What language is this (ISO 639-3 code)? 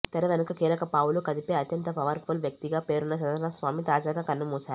tel